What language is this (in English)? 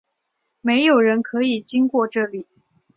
Chinese